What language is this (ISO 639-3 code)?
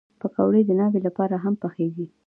pus